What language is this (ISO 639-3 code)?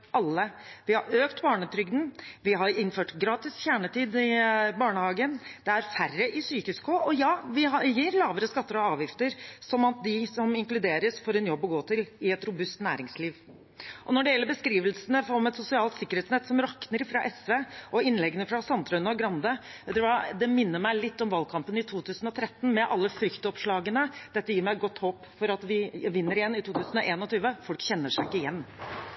nob